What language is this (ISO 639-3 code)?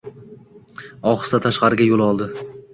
uzb